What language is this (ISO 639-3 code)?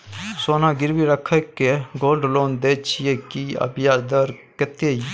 mai